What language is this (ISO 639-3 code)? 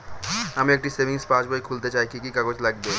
ben